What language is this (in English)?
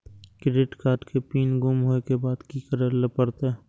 Maithili